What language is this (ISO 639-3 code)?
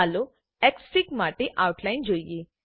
guj